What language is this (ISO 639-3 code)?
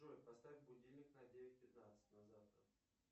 rus